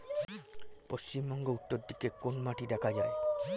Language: Bangla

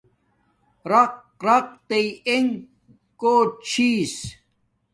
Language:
Domaaki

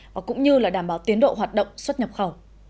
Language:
Vietnamese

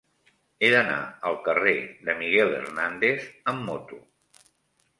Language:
Catalan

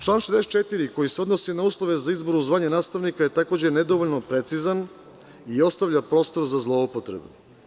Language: Serbian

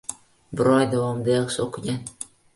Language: Uzbek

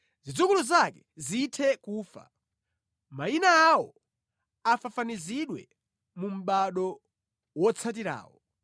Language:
Nyanja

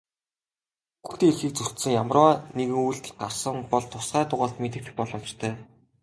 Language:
Mongolian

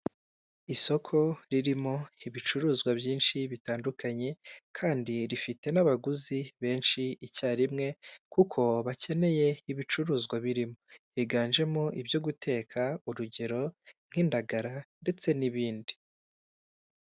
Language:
Kinyarwanda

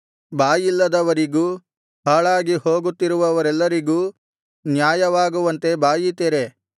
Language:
Kannada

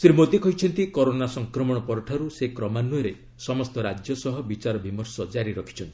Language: Odia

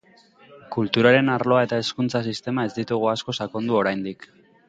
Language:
Basque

